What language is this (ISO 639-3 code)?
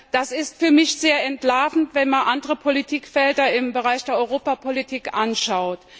deu